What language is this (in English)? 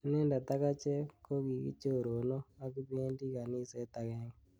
Kalenjin